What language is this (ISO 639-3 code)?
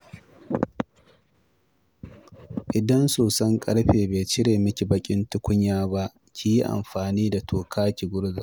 hau